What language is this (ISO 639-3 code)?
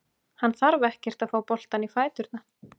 isl